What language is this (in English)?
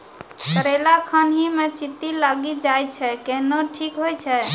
Maithili